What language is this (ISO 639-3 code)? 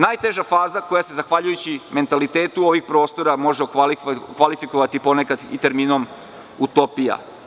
srp